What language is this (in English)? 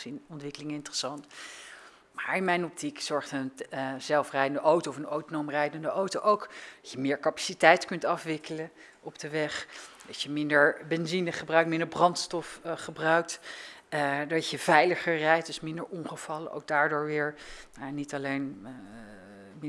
Dutch